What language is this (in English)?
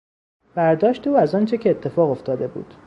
Persian